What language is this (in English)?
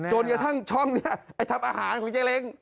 Thai